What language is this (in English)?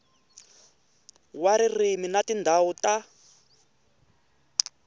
Tsonga